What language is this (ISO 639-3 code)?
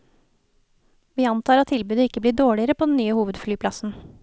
nor